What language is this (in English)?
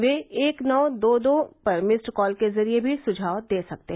Hindi